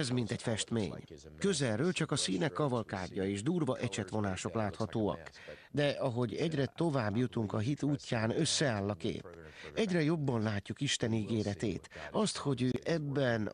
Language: Hungarian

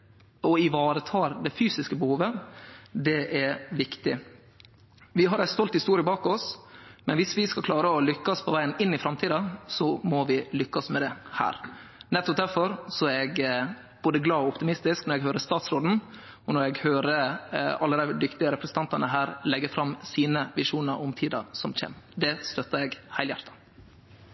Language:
Norwegian Nynorsk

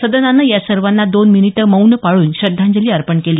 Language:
Marathi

